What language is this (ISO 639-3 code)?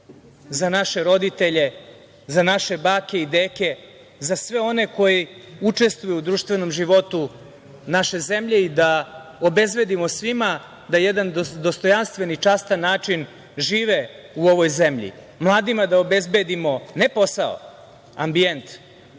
srp